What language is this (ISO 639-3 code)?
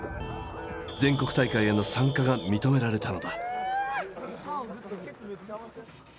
jpn